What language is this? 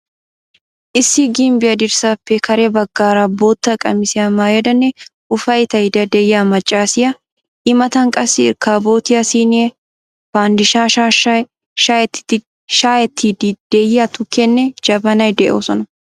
Wolaytta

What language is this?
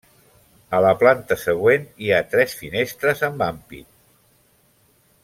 Catalan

